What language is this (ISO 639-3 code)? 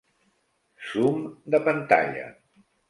cat